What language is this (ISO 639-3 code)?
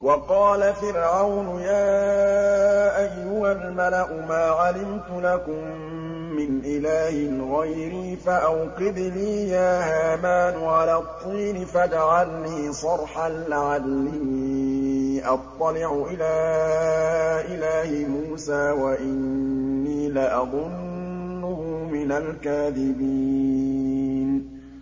ara